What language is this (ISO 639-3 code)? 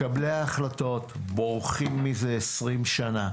heb